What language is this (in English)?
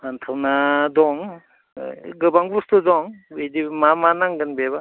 Bodo